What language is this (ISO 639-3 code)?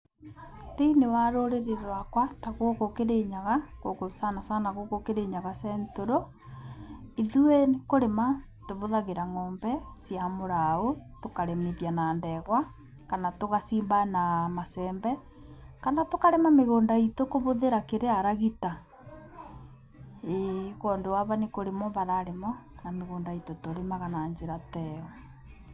kik